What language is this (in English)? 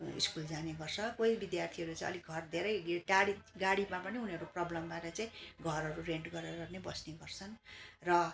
Nepali